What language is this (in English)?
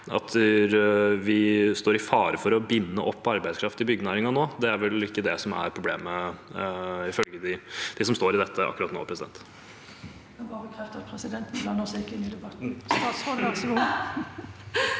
Norwegian